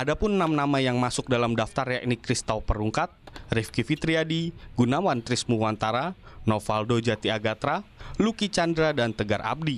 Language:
Indonesian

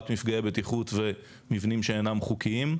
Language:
Hebrew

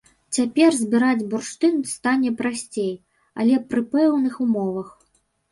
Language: Belarusian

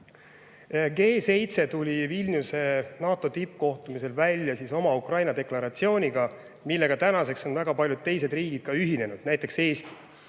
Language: Estonian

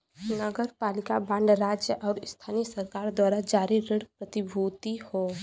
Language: Bhojpuri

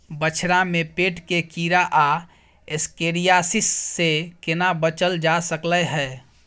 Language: Maithili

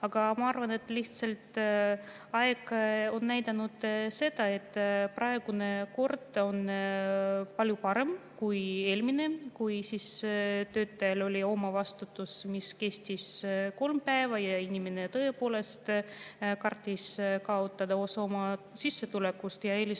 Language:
Estonian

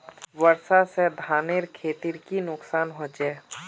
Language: Magahi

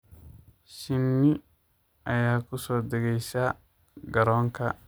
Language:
Somali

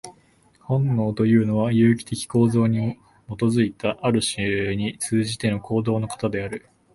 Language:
Japanese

